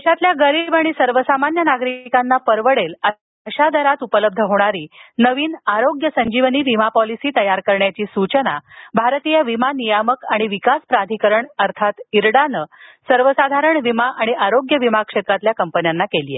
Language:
Marathi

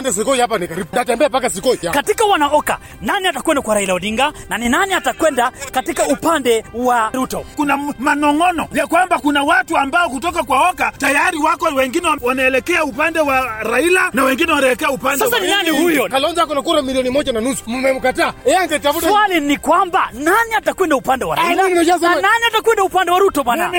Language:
Swahili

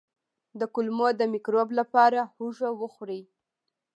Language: Pashto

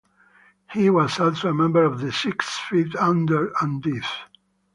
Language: English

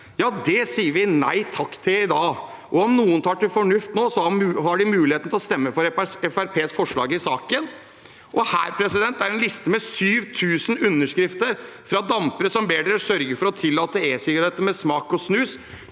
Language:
Norwegian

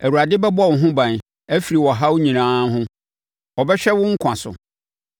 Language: Akan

